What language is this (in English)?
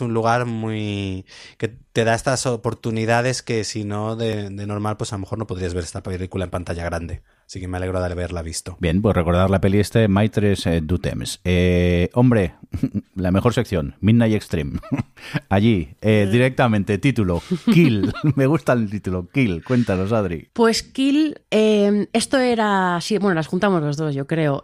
Spanish